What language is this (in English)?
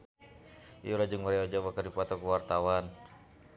Sundanese